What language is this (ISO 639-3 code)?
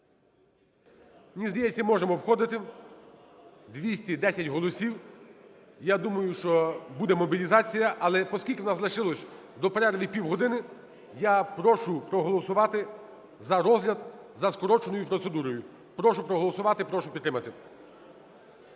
ukr